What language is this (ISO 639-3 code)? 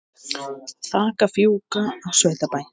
isl